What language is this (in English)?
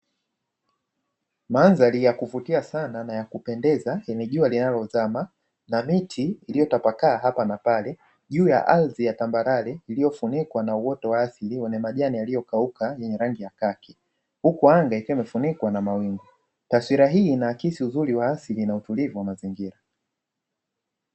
Swahili